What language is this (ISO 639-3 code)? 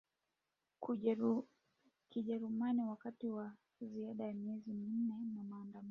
swa